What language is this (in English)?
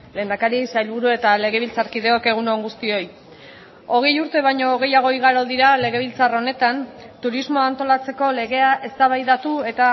Basque